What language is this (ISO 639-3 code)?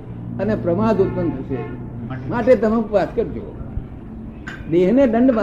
guj